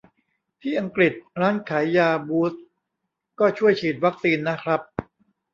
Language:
Thai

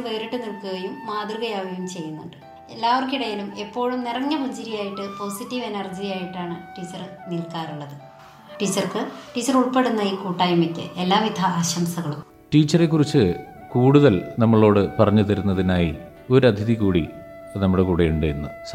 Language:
Malayalam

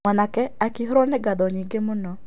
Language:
Kikuyu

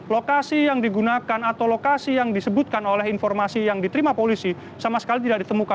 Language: Indonesian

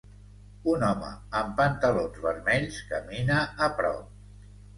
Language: Catalan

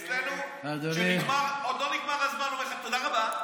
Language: Hebrew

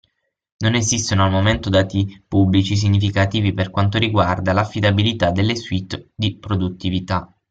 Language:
Italian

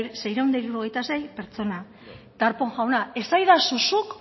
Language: Basque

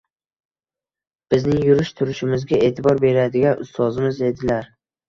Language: Uzbek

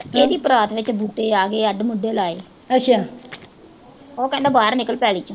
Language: Punjabi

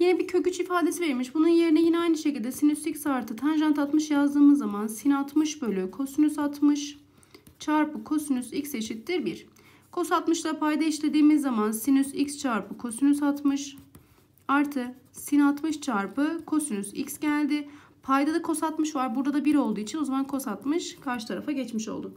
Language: Turkish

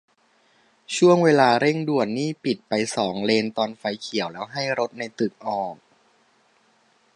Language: Thai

